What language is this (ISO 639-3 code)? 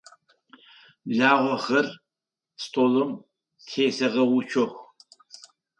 ady